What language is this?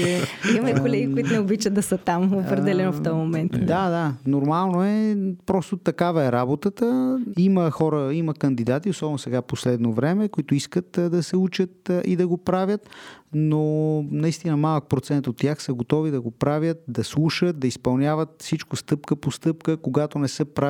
Bulgarian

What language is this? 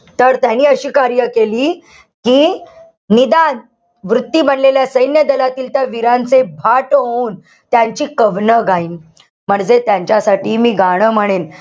Marathi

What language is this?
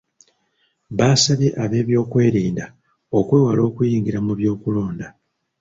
Ganda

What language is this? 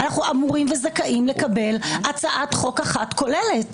Hebrew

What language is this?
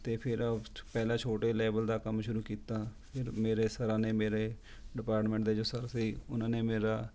Punjabi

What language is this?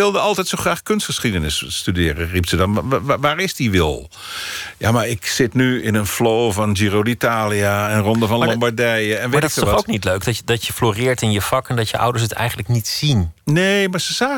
Dutch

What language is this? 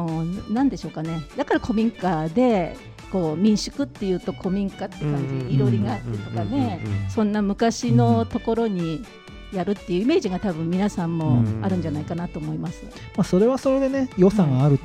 Japanese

